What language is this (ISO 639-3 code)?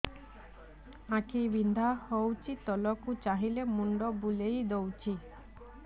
ori